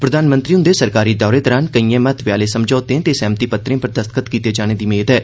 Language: Dogri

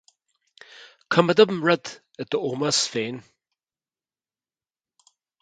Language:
Irish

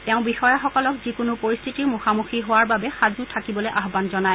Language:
Assamese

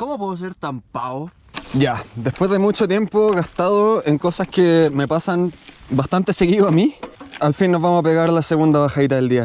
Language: Spanish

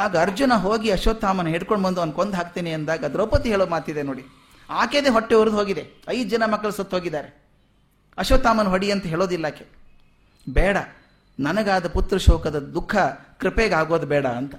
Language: Kannada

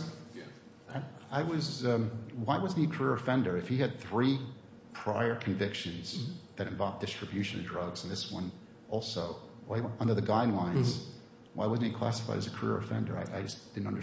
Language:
English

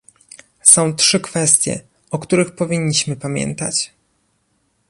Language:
Polish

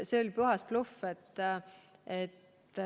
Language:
Estonian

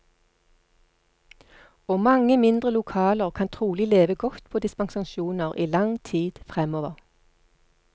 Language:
Norwegian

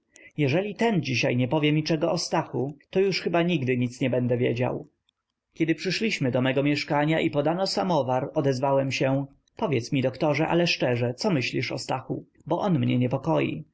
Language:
Polish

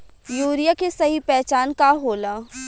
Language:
Bhojpuri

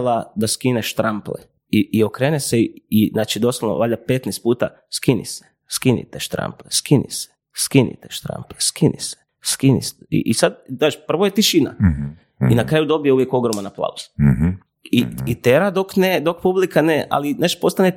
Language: Croatian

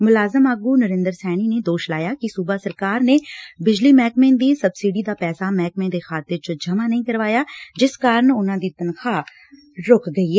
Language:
Punjabi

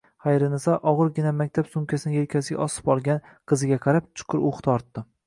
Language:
Uzbek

